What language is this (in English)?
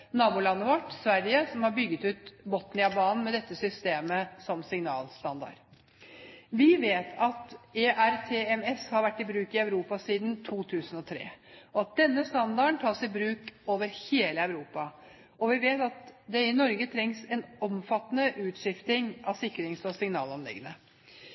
Norwegian Bokmål